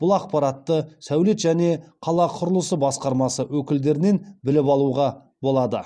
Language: Kazakh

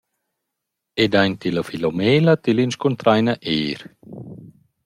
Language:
Romansh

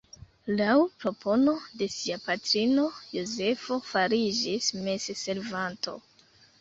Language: Esperanto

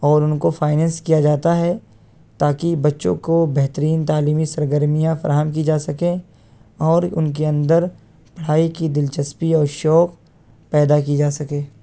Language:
Urdu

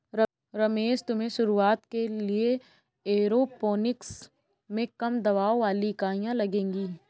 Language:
Hindi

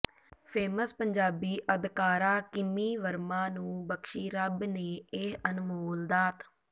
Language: Punjabi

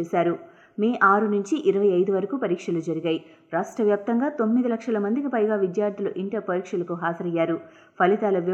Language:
Telugu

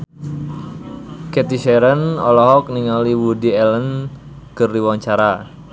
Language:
Sundanese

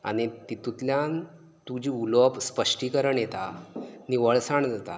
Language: Konkani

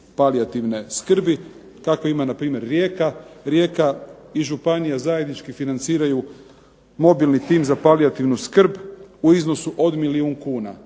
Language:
Croatian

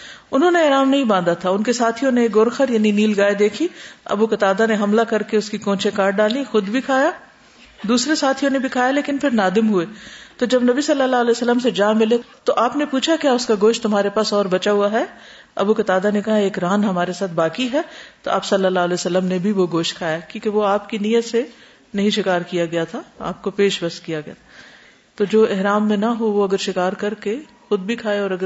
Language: Urdu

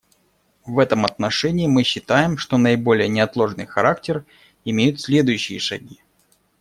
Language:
Russian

